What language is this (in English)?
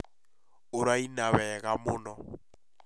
Kikuyu